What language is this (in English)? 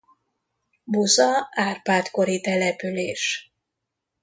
Hungarian